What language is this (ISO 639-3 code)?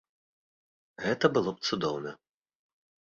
bel